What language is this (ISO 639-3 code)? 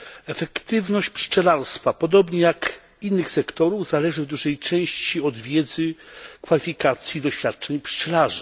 pol